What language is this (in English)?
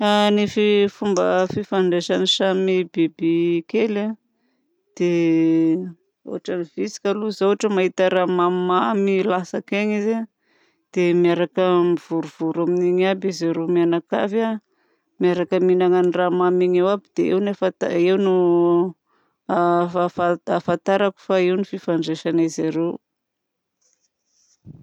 Southern Betsimisaraka Malagasy